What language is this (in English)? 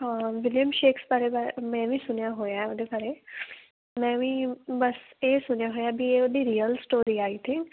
Punjabi